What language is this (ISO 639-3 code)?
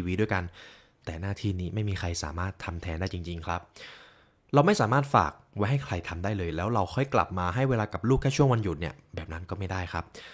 tha